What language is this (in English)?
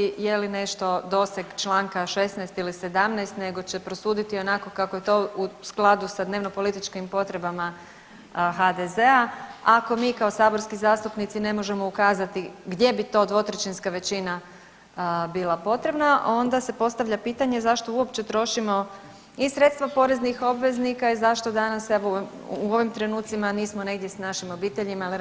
Croatian